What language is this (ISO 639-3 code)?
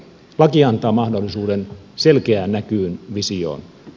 fin